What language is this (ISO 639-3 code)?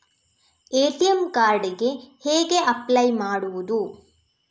kan